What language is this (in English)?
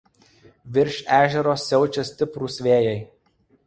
Lithuanian